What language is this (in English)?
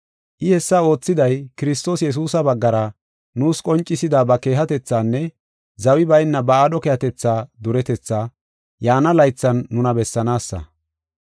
Gofa